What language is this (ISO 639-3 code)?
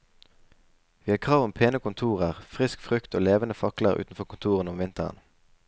nor